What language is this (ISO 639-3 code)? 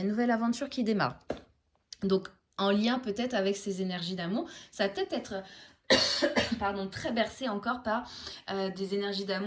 fra